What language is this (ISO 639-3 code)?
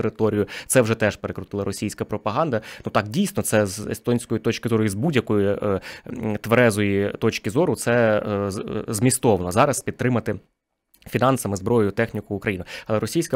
ukr